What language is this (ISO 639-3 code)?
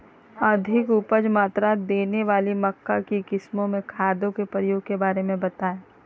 mag